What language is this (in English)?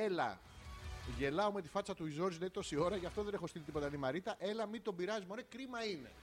Greek